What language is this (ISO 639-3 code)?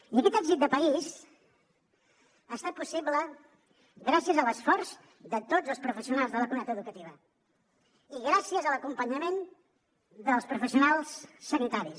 cat